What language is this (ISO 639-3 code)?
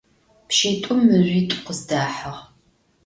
ady